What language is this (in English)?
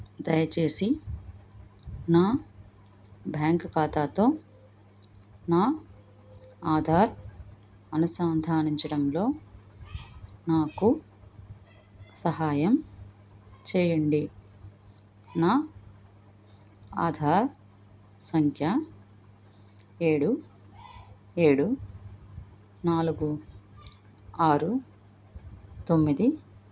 Telugu